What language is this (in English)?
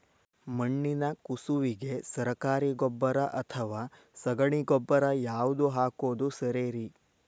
Kannada